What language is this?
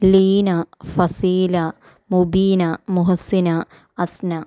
Malayalam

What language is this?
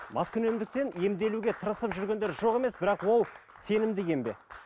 Kazakh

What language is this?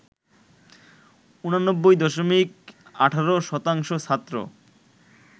Bangla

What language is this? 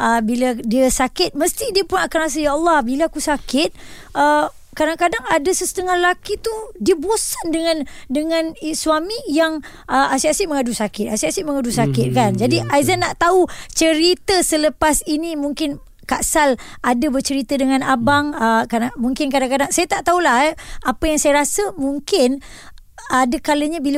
Malay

